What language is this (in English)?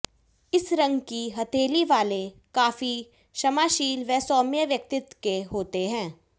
Hindi